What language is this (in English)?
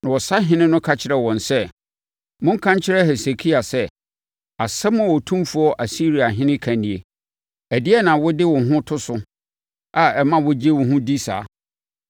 Akan